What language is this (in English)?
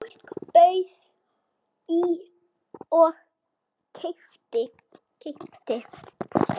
Icelandic